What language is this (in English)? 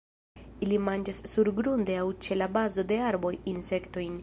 Esperanto